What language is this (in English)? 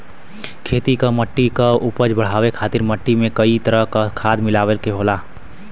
Bhojpuri